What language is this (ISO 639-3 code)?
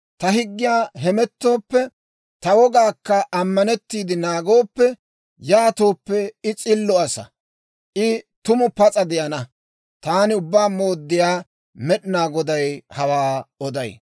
dwr